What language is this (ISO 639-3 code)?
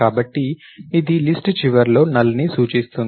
tel